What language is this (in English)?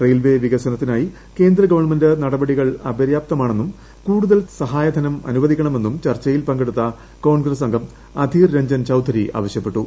Malayalam